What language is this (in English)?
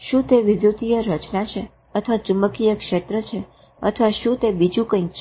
Gujarati